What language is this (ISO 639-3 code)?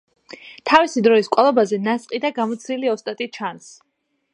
kat